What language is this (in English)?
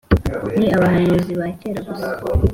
Kinyarwanda